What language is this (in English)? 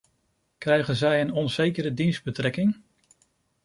Dutch